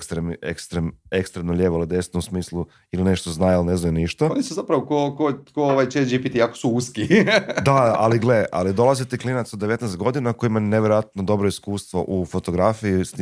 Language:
Croatian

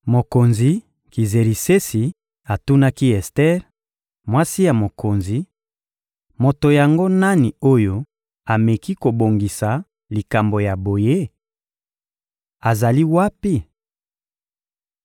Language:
Lingala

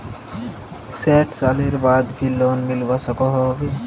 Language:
Magahi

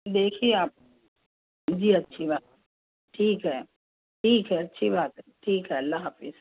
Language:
Urdu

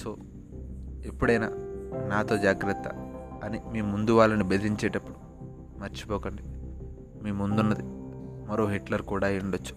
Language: Telugu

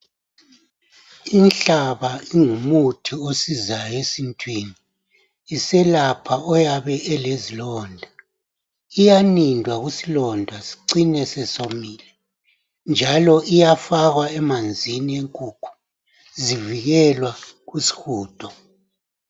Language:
North Ndebele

